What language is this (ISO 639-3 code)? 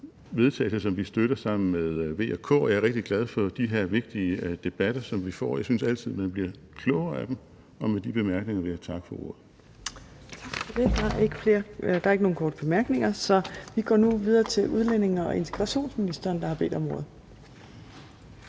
dan